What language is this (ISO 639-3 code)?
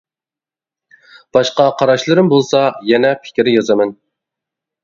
uig